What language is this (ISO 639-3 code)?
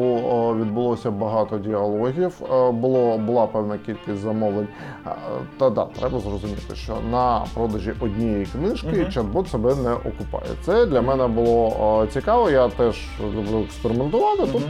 ukr